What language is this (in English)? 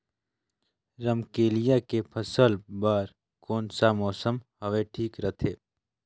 Chhattisgarhi